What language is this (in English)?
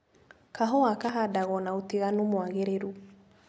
Kikuyu